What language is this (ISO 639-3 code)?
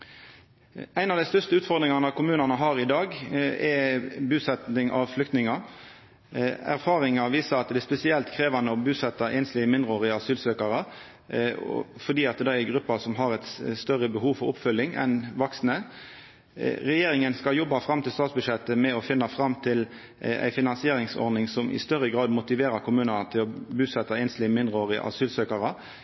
nno